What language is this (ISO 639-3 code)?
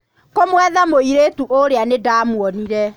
kik